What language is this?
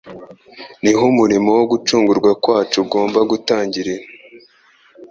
Kinyarwanda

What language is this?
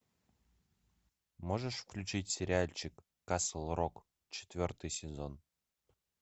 Russian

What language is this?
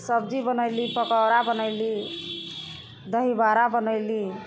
Maithili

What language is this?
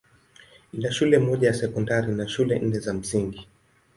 Swahili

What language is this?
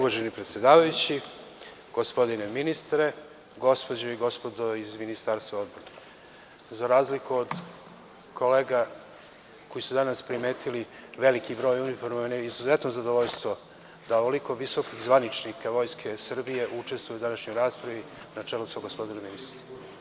Serbian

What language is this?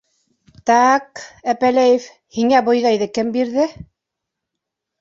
Bashkir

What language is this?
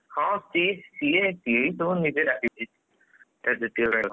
Odia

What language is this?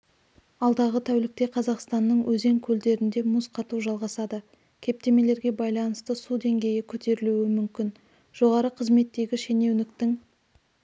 Kazakh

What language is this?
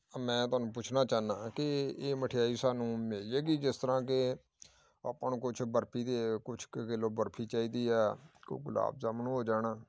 Punjabi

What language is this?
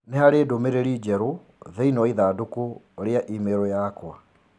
Kikuyu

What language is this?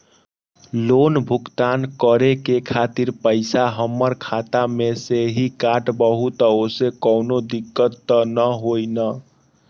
Magahi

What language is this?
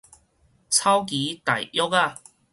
Min Nan Chinese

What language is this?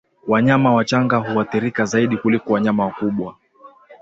Swahili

